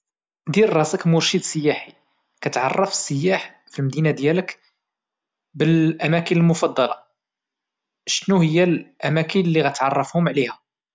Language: Moroccan Arabic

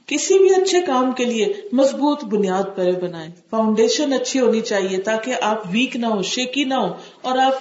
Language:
Urdu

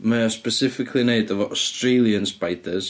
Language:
Welsh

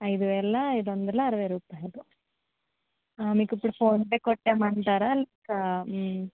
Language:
Telugu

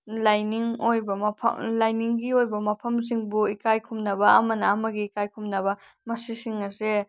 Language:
Manipuri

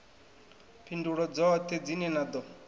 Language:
Venda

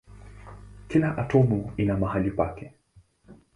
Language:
Swahili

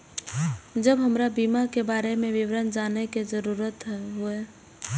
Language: Maithili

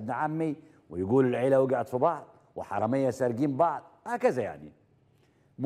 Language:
Arabic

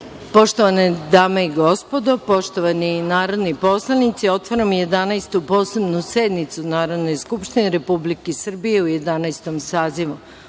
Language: Serbian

